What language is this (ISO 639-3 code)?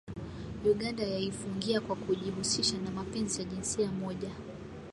swa